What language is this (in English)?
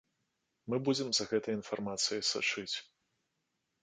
Belarusian